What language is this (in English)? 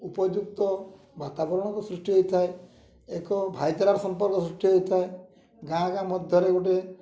Odia